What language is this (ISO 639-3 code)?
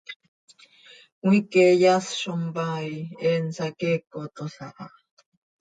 sei